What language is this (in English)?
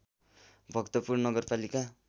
Nepali